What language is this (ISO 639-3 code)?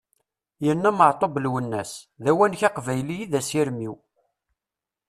kab